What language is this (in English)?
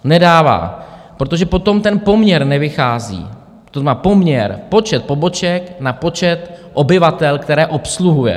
Czech